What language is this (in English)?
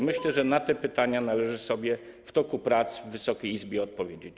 Polish